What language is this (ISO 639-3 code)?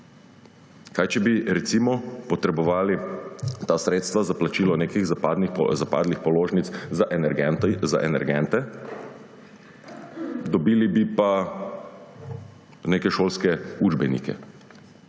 slv